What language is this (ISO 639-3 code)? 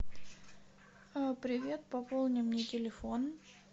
rus